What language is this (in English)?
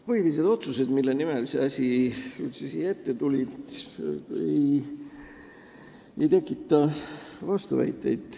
Estonian